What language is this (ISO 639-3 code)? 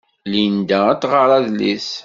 kab